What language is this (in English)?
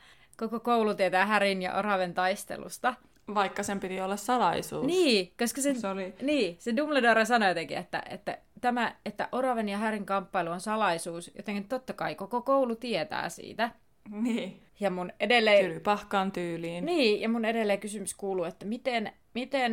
Finnish